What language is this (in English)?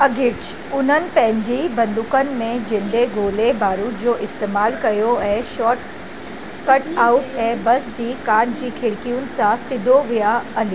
Sindhi